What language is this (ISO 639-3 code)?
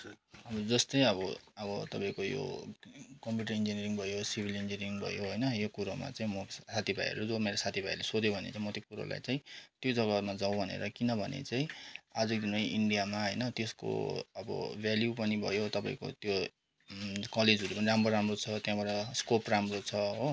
nep